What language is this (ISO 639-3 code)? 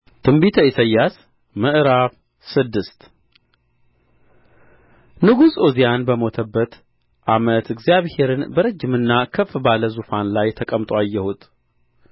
amh